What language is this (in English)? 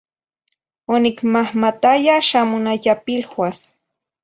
Zacatlán-Ahuacatlán-Tepetzintla Nahuatl